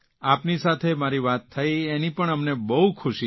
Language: Gujarati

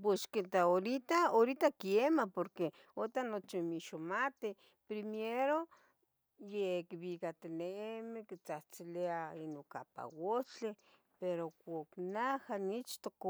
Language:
Tetelcingo Nahuatl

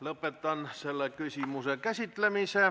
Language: Estonian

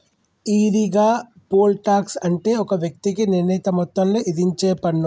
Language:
Telugu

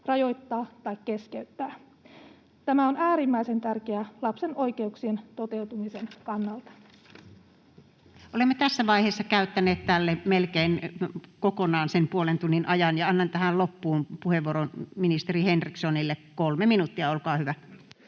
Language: Finnish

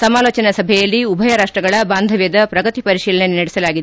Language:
Kannada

